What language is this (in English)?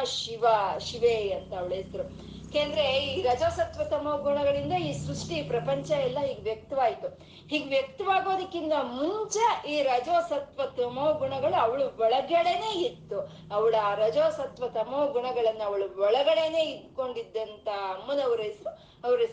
Kannada